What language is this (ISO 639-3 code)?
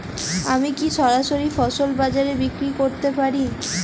ben